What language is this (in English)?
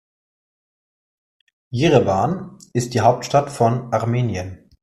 German